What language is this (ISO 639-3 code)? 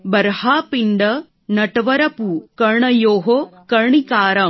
guj